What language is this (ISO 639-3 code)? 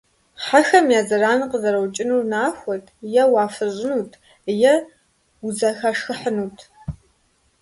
kbd